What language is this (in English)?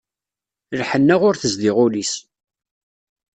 Kabyle